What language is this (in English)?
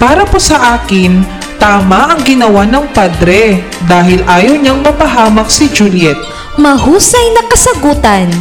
Filipino